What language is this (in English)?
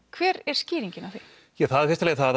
Icelandic